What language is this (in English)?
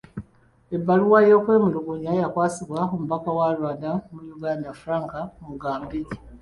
Ganda